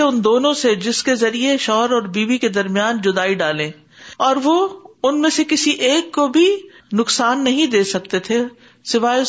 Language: Urdu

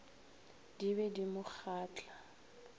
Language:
Northern Sotho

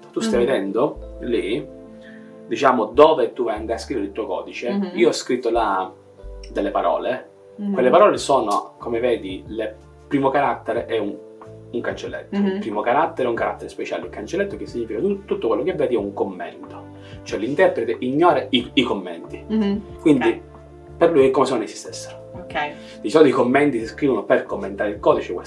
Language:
Italian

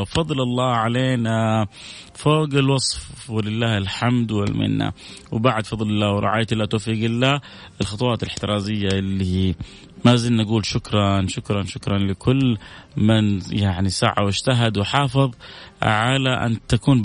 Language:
Arabic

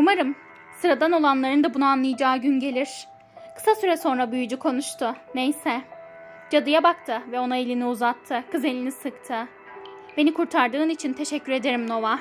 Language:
Turkish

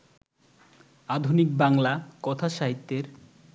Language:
Bangla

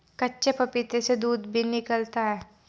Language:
Hindi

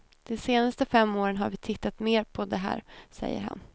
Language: Swedish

